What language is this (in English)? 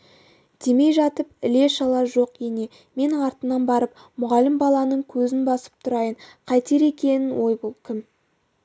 Kazakh